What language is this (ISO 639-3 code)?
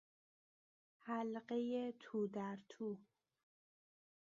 fas